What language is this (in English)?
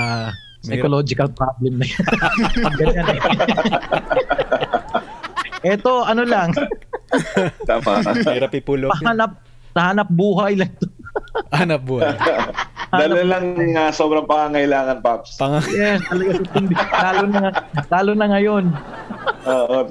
Filipino